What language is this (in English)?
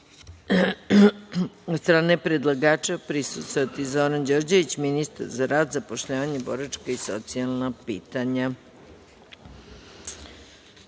Serbian